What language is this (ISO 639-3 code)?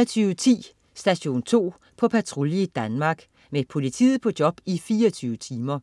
dan